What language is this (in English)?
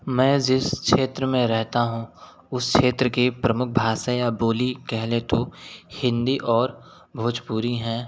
Hindi